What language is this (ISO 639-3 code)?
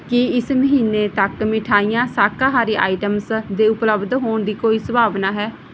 pan